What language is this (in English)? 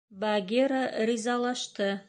Bashkir